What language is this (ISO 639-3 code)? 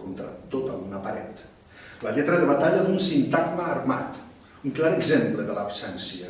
cat